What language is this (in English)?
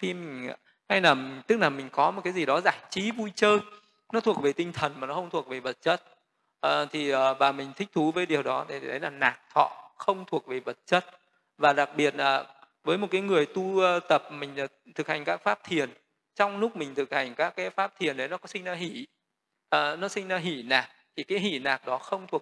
Vietnamese